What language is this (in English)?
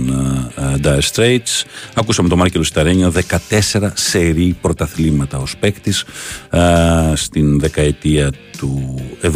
Greek